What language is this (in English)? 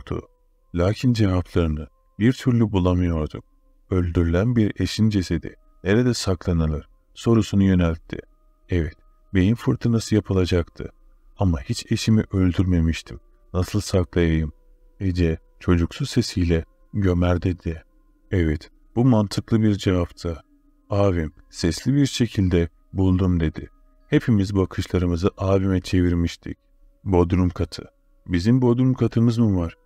Turkish